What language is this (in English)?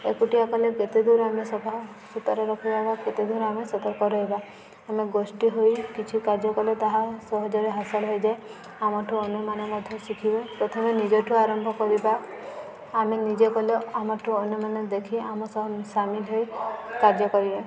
Odia